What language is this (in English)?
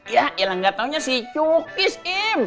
Indonesian